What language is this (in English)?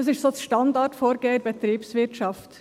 Swiss German